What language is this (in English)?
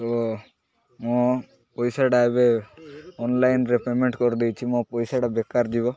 Odia